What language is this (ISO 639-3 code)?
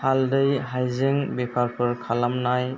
brx